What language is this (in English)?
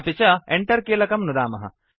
Sanskrit